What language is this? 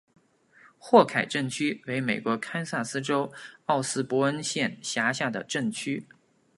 Chinese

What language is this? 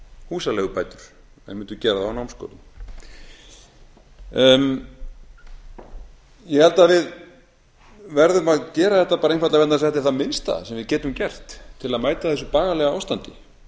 Icelandic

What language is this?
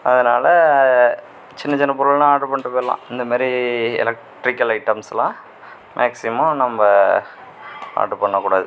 Tamil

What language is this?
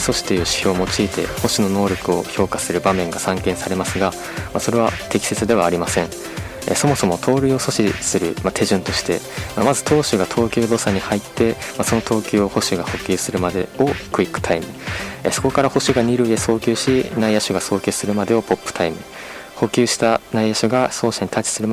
Japanese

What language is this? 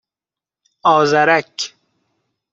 Persian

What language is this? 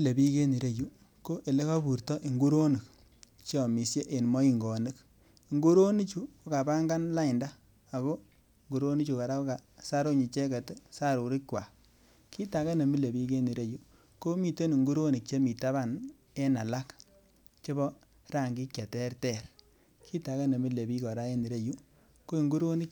Kalenjin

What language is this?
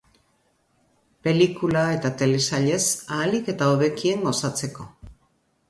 Basque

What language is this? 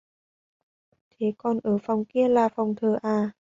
Vietnamese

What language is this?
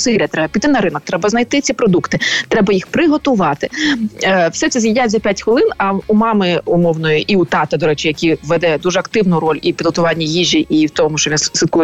Ukrainian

